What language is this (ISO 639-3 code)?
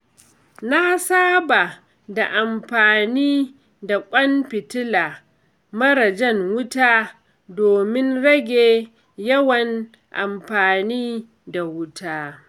hau